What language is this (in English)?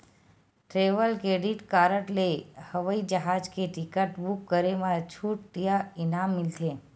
Chhattisgarhi